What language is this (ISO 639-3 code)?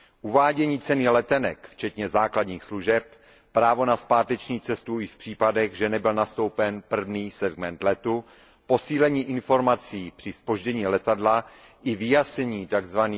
ces